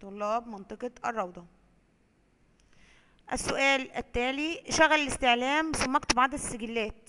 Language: Arabic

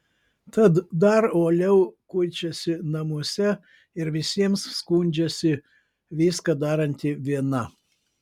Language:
Lithuanian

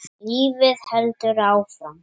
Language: Icelandic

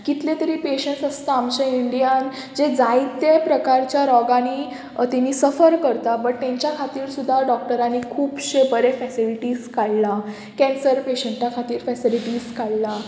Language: Konkani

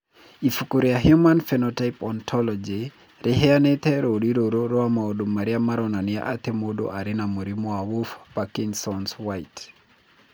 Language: Kikuyu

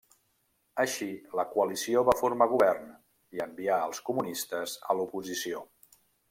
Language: Catalan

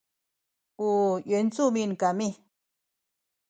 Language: Sakizaya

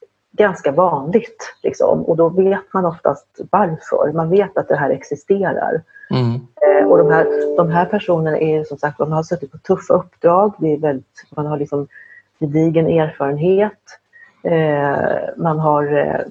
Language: Swedish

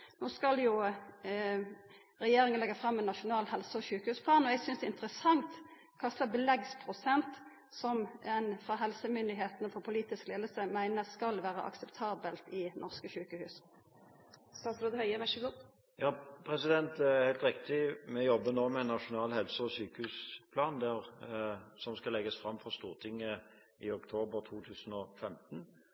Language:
Norwegian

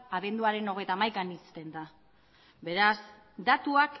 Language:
Basque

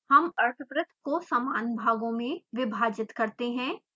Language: Hindi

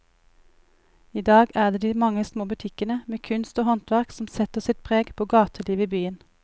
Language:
Norwegian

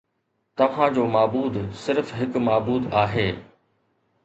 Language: Sindhi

